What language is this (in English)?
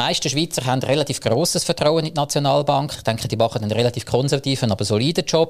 German